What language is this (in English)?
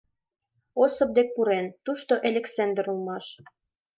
Mari